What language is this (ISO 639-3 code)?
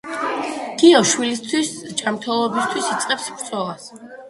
kat